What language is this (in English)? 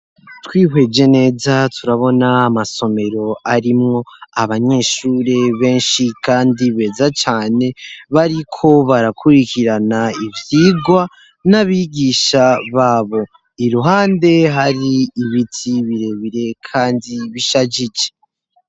Rundi